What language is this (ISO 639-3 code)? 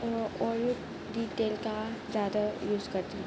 urd